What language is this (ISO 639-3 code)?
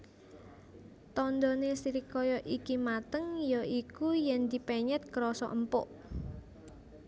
jav